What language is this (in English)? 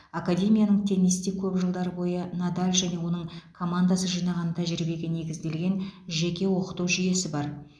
Kazakh